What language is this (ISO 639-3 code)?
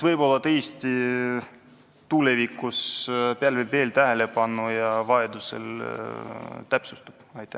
est